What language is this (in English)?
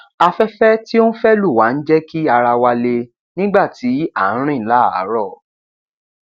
Yoruba